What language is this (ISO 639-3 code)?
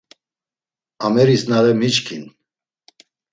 lzz